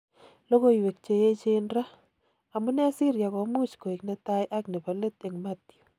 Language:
Kalenjin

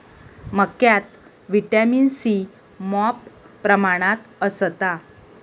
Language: Marathi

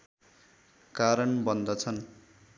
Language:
Nepali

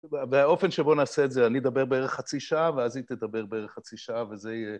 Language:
Hebrew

